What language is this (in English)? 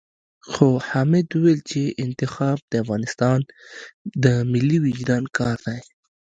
Pashto